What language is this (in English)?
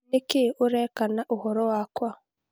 Kikuyu